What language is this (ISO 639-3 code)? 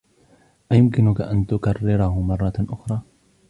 ara